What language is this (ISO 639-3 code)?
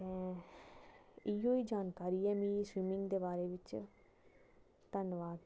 doi